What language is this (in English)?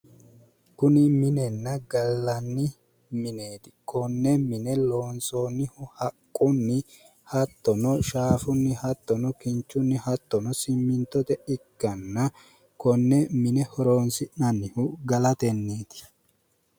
Sidamo